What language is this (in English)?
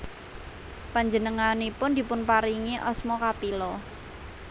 Javanese